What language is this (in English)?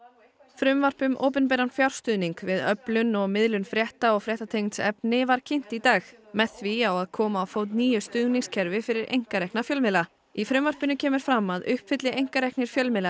Icelandic